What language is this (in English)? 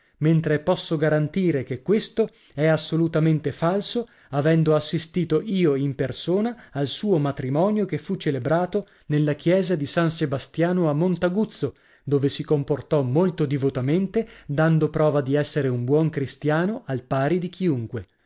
Italian